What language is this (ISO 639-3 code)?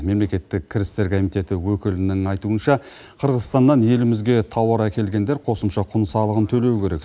kaz